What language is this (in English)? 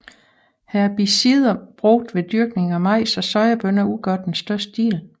Danish